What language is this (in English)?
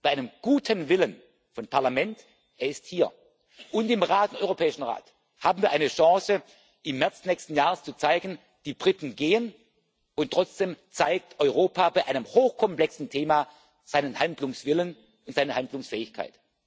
German